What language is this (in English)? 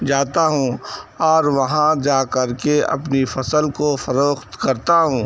Urdu